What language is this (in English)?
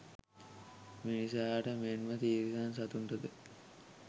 Sinhala